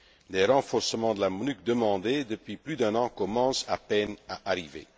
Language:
French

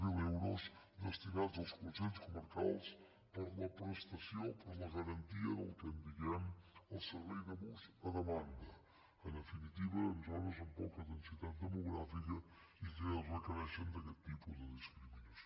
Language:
Catalan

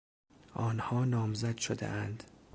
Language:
Persian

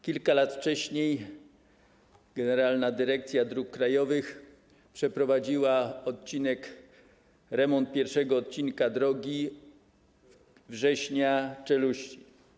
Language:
Polish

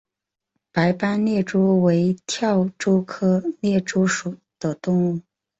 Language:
Chinese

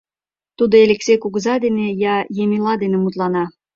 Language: Mari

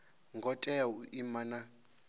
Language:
Venda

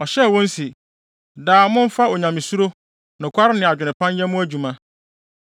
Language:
Akan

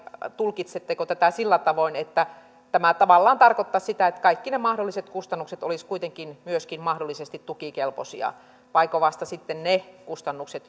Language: Finnish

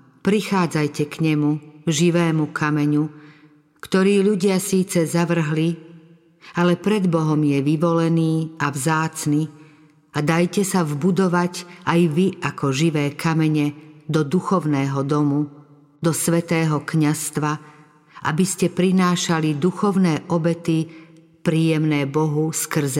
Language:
Slovak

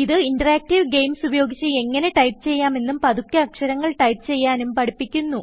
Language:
Malayalam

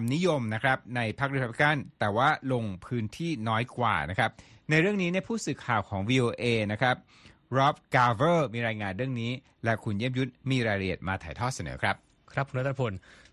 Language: Thai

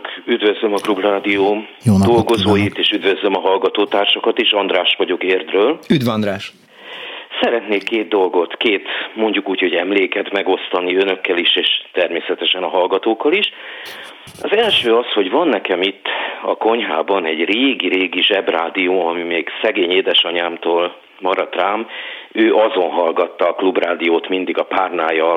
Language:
Hungarian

